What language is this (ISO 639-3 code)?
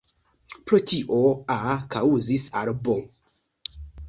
epo